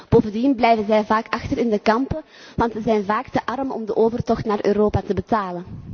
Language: Dutch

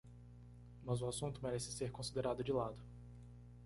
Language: Portuguese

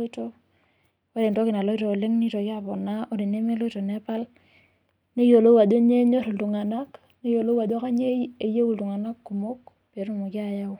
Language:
Masai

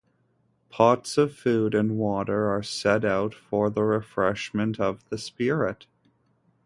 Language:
English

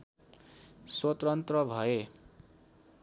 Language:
Nepali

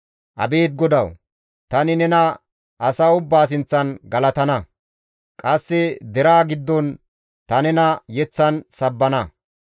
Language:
Gamo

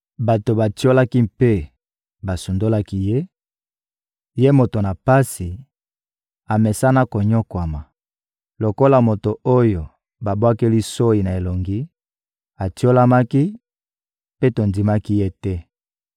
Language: Lingala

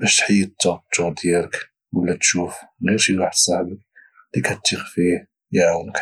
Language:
Moroccan Arabic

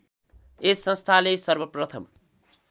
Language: Nepali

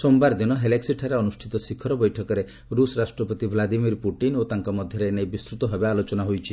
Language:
Odia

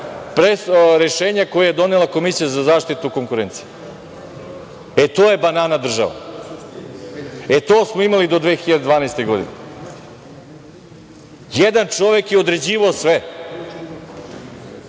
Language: Serbian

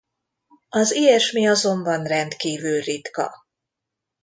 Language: Hungarian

